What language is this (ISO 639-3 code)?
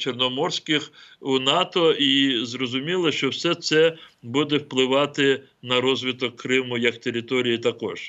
ukr